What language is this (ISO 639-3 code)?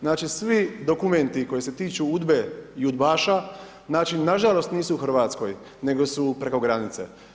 hrv